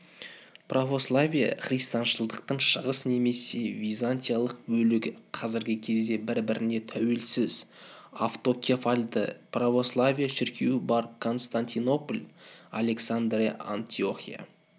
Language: Kazakh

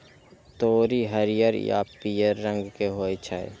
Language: Maithili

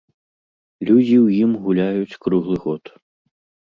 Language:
Belarusian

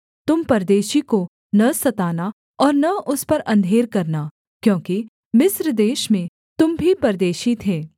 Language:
Hindi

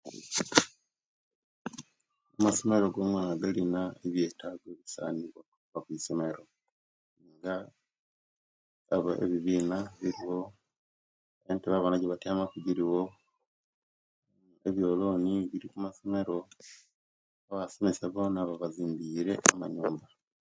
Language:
Kenyi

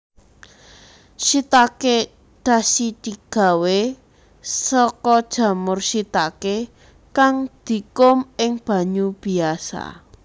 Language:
Javanese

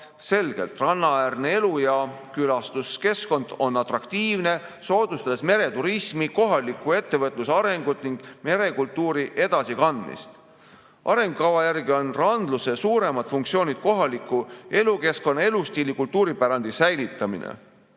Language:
Estonian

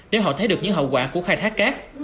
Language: Vietnamese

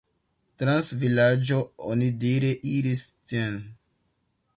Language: Esperanto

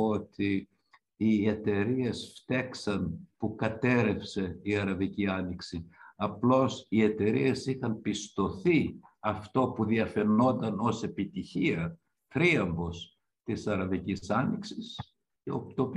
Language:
Greek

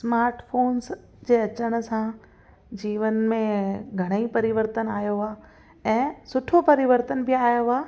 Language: Sindhi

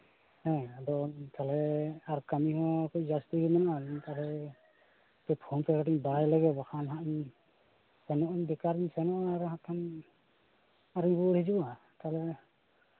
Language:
Santali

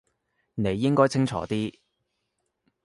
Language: Cantonese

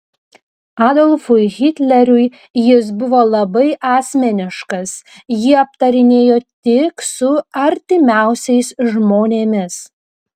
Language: Lithuanian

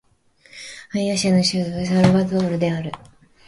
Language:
Japanese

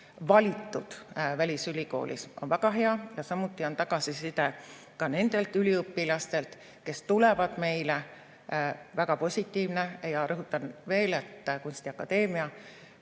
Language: Estonian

